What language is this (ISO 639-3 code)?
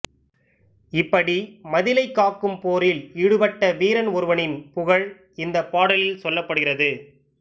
tam